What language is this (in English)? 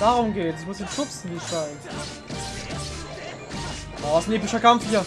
German